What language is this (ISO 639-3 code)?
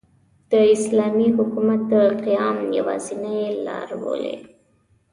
pus